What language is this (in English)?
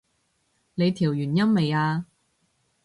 Cantonese